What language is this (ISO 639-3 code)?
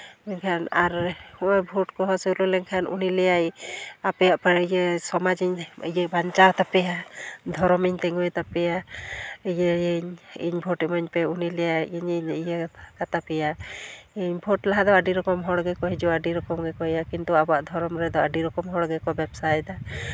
sat